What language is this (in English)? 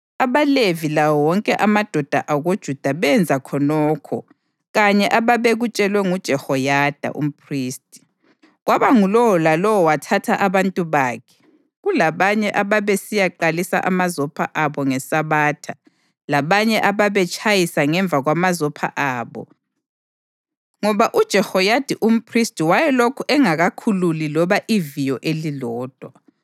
North Ndebele